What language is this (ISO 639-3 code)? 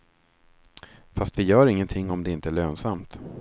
swe